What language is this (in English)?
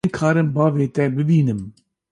Kurdish